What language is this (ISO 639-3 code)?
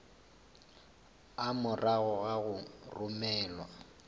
nso